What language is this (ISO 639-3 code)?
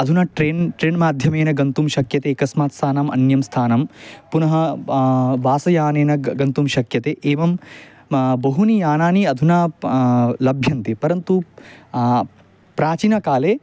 san